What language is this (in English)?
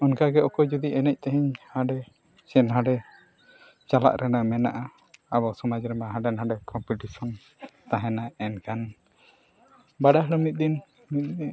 Santali